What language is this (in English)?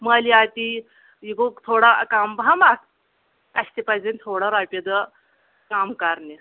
Kashmiri